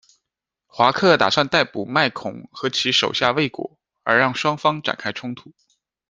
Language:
Chinese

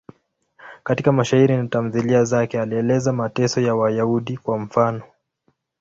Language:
Swahili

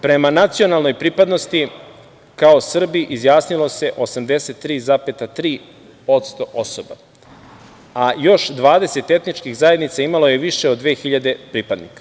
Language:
Serbian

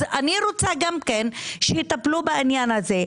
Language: Hebrew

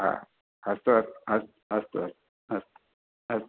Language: Sanskrit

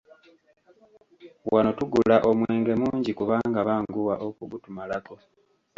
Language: Ganda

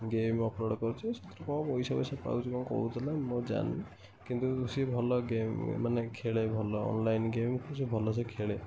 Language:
Odia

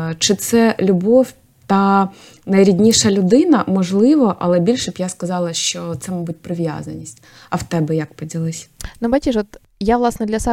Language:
Ukrainian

